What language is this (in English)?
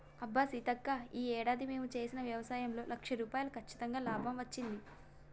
Telugu